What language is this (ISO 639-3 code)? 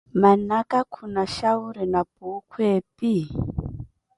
eko